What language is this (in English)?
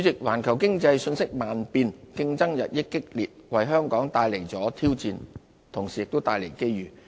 Cantonese